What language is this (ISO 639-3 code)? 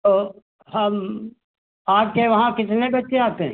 hin